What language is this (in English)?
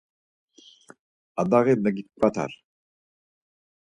Laz